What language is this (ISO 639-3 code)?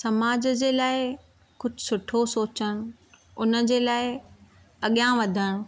snd